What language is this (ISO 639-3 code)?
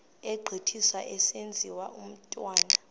xho